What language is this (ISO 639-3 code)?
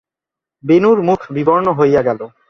ben